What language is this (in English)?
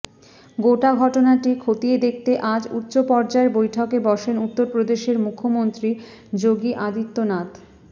Bangla